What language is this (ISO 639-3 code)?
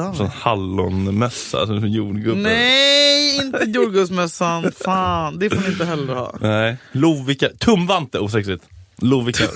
swe